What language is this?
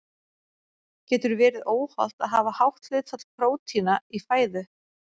Icelandic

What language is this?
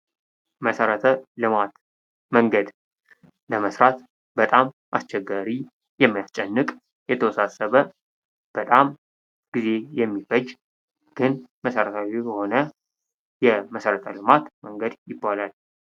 Amharic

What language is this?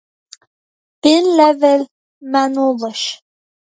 Irish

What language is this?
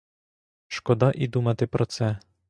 Ukrainian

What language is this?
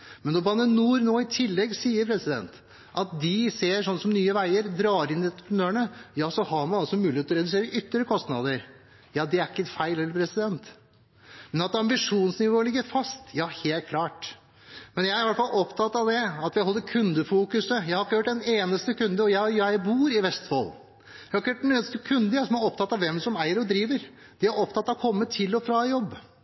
Norwegian Bokmål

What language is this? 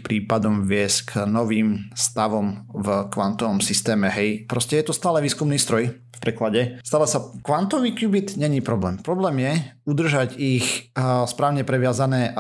Slovak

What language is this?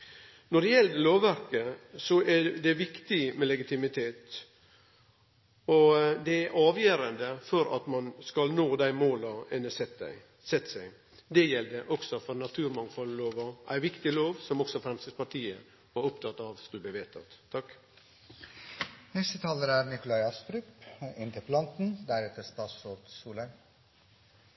Norwegian Nynorsk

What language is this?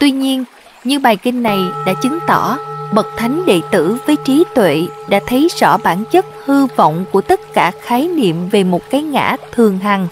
Vietnamese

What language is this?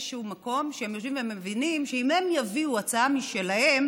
Hebrew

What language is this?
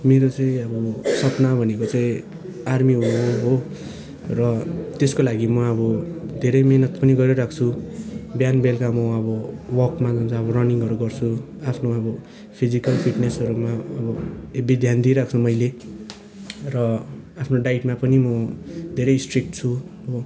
Nepali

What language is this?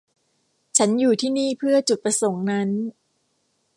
Thai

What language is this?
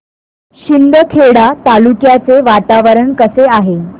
Marathi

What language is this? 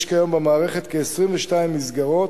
Hebrew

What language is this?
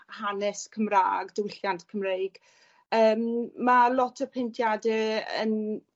Welsh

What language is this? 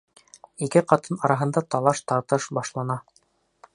Bashkir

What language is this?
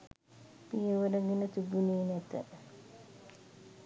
Sinhala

